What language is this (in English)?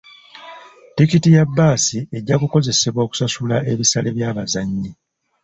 Ganda